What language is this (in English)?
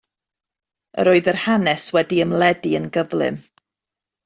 Welsh